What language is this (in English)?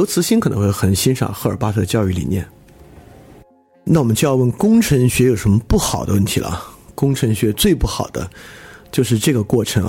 Chinese